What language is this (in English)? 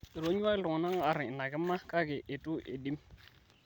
Masai